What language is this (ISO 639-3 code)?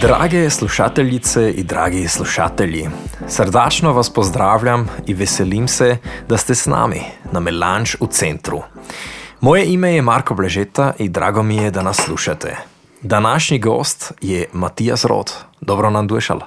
hrv